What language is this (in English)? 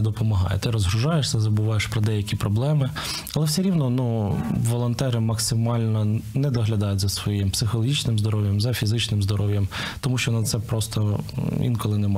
Ukrainian